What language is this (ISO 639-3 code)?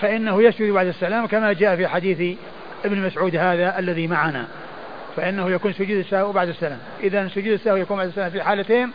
ara